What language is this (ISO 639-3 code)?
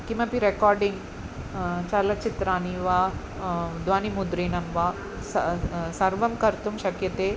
san